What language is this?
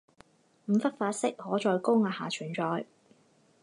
Chinese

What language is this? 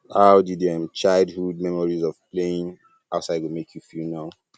Nigerian Pidgin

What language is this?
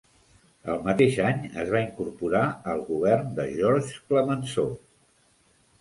Catalan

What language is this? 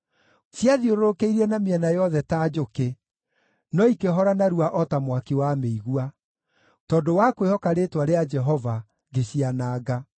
Kikuyu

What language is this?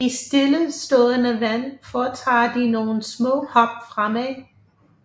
Danish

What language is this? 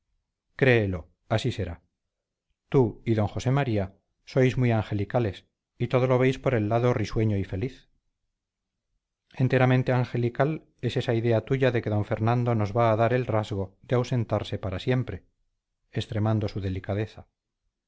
Spanish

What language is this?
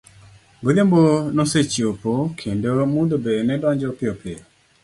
Luo (Kenya and Tanzania)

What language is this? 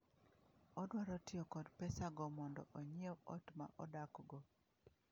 Luo (Kenya and Tanzania)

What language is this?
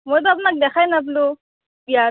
Assamese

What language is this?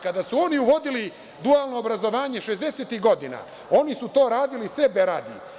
Serbian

